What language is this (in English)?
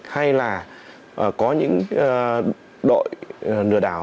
Vietnamese